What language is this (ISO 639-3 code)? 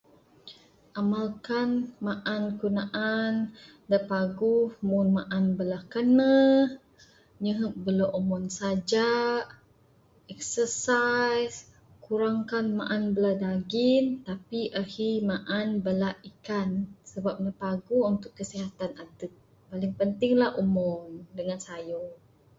sdo